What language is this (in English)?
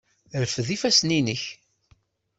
Kabyle